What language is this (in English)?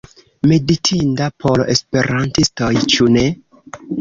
Esperanto